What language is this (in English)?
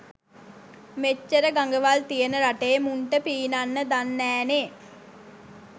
Sinhala